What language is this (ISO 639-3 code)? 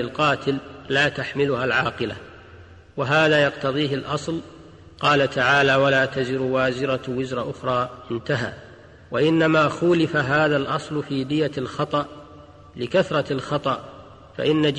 ara